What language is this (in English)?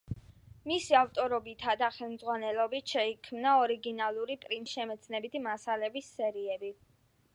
Georgian